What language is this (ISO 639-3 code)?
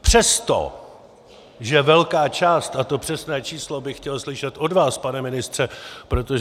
ces